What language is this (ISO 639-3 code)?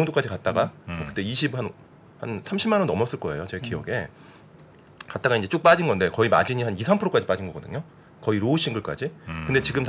kor